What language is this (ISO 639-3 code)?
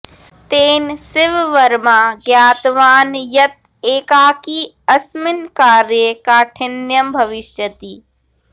san